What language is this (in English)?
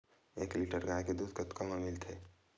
Chhattisgarhi